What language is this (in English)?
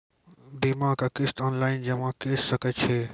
Maithili